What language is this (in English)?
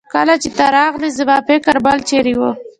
Pashto